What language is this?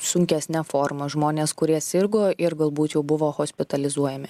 Lithuanian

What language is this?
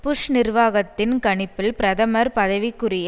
Tamil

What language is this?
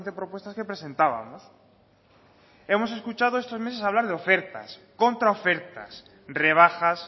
Spanish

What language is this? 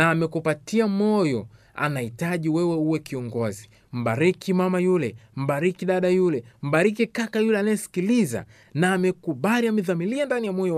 Swahili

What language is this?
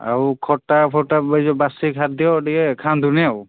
Odia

